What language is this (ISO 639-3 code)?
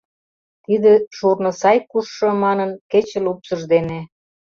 chm